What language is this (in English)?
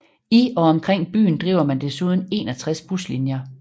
Danish